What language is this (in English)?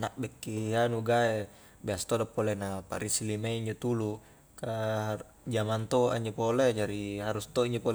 Highland Konjo